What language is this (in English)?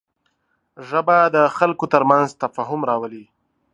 Pashto